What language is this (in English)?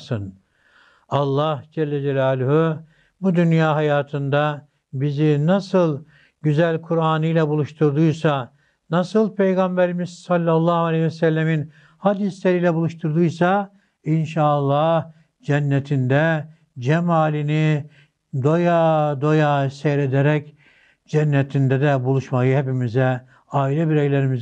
Turkish